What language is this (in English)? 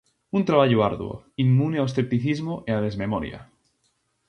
Galician